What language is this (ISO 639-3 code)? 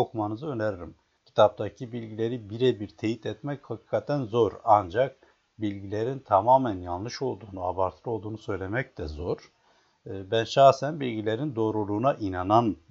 tur